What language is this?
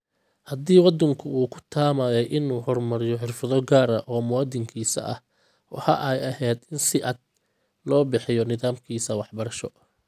Somali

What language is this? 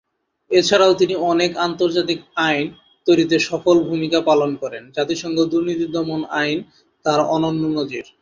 Bangla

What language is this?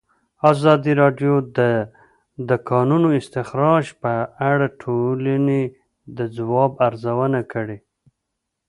Pashto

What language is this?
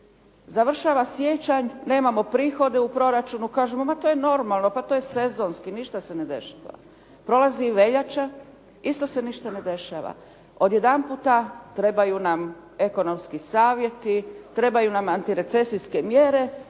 Croatian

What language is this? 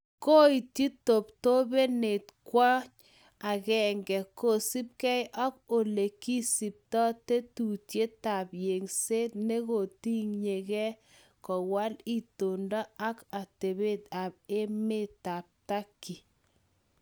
Kalenjin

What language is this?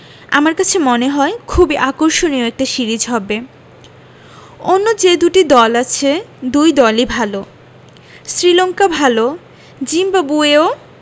Bangla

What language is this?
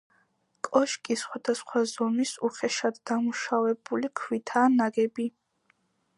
Georgian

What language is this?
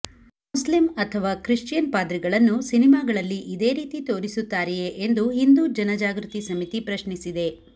Kannada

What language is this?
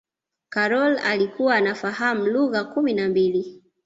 Swahili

